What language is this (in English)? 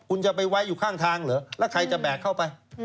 Thai